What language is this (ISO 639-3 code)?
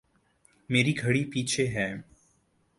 urd